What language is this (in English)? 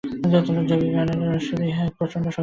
Bangla